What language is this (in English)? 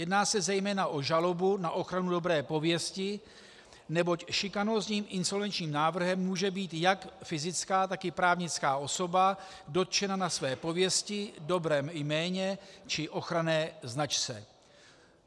Czech